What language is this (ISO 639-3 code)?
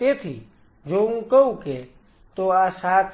guj